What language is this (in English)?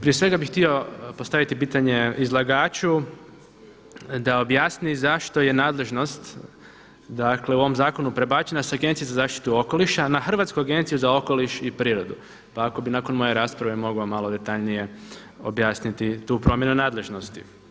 Croatian